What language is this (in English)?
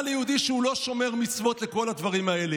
Hebrew